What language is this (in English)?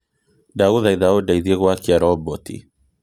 Kikuyu